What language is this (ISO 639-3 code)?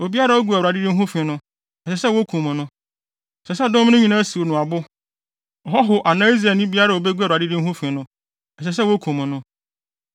aka